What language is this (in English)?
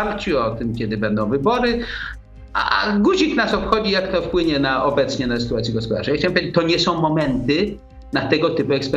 Polish